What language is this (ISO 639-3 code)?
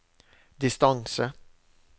nor